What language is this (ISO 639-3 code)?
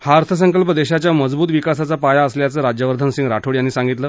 mar